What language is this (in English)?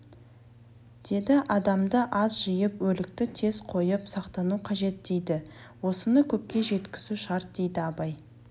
Kazakh